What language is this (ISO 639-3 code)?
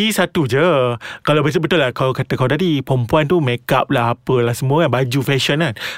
msa